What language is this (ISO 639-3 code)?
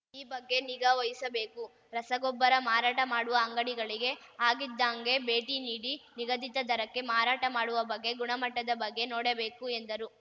kan